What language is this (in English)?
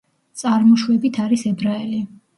Georgian